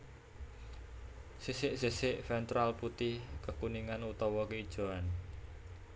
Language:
Javanese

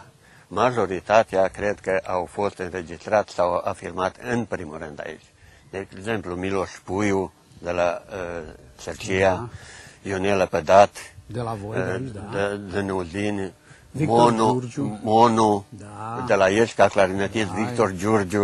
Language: Romanian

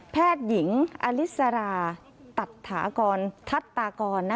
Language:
Thai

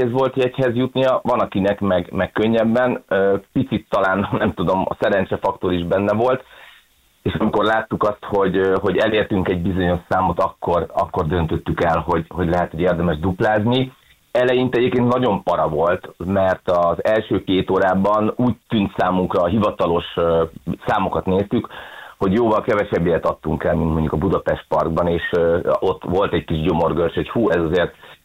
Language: Hungarian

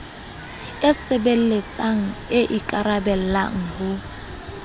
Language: Southern Sotho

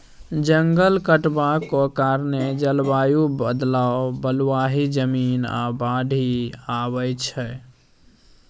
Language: Maithili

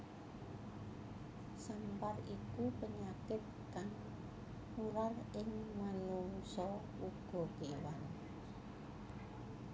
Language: Javanese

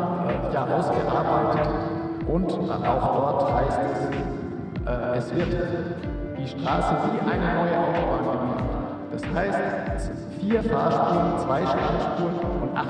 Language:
German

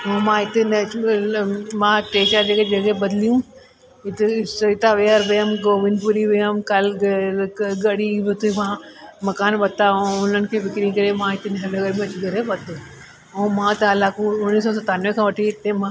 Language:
Sindhi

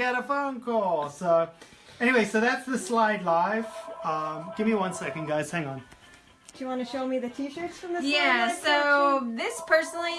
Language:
English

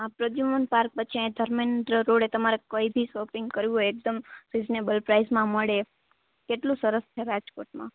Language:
Gujarati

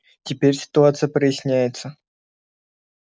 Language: Russian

